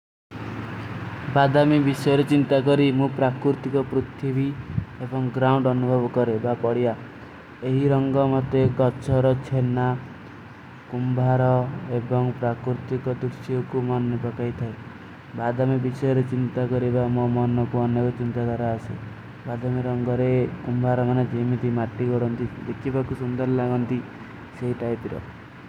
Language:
Kui (India)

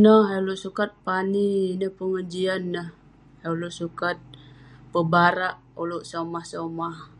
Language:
Western Penan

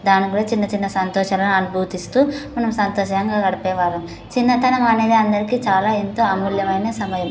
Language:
Telugu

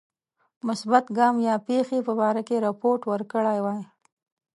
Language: Pashto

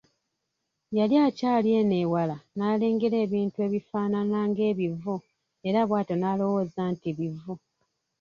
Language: Ganda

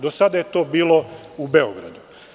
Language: Serbian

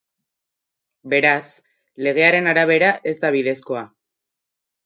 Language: Basque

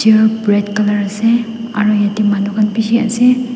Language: Naga Pidgin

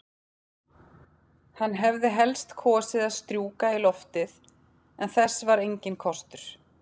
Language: Icelandic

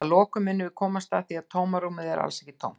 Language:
Icelandic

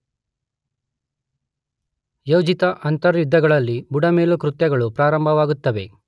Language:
Kannada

